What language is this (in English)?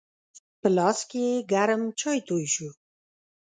Pashto